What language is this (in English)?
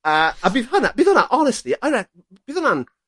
Welsh